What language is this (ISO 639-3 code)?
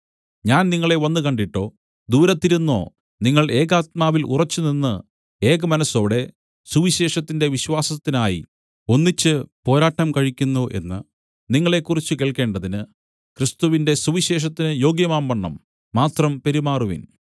mal